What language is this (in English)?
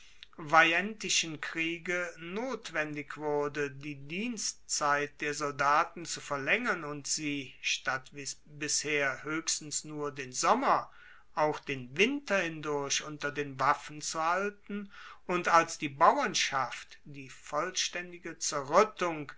German